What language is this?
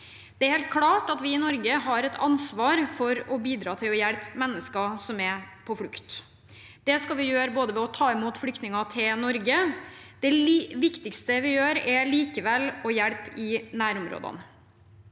Norwegian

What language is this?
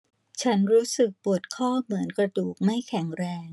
Thai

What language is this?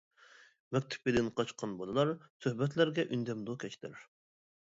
Uyghur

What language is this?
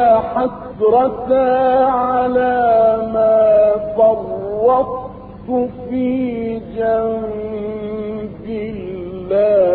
Arabic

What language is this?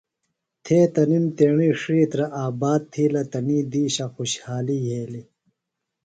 Phalura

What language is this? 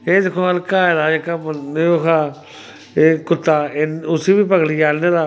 Dogri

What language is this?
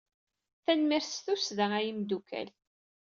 Kabyle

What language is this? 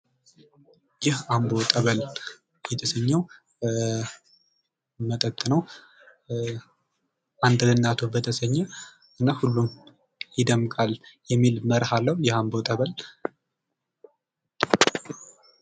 Amharic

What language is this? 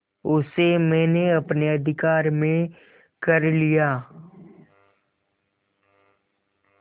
Hindi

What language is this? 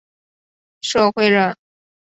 Chinese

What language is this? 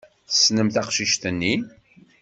Kabyle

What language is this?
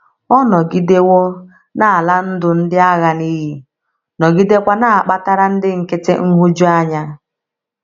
Igbo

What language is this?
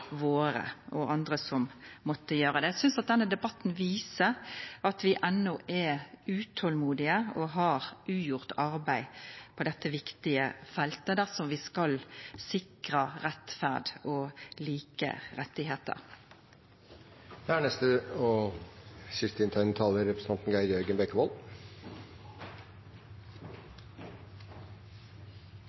Norwegian Nynorsk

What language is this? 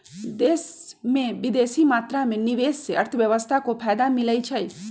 Magahi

